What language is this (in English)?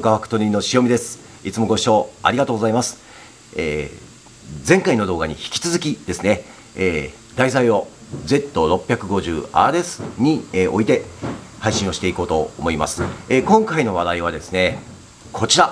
Japanese